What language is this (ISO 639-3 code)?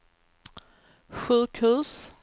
swe